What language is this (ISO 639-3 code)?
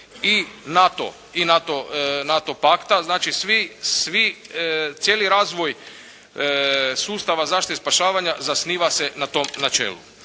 hrv